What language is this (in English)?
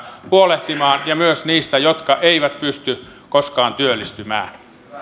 Finnish